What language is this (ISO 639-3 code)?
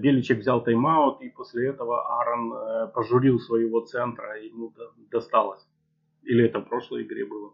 rus